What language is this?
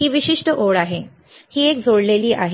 Marathi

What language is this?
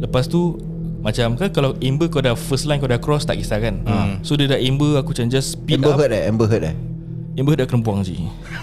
Malay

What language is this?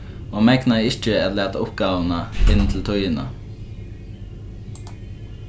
Faroese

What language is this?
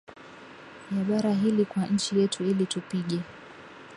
Swahili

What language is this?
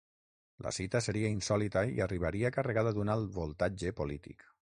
Catalan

